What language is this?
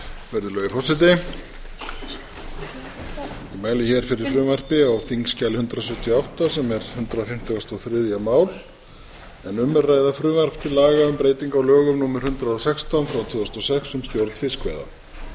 Icelandic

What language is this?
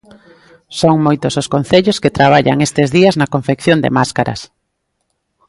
Galician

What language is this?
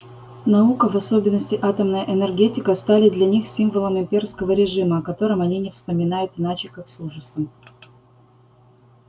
Russian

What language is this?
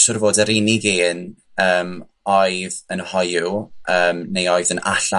Welsh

